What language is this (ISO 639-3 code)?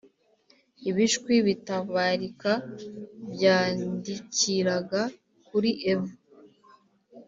kin